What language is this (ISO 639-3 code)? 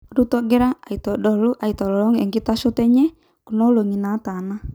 mas